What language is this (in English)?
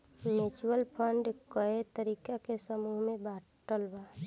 Bhojpuri